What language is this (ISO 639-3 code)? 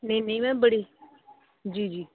doi